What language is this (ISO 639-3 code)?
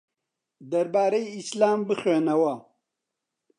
ckb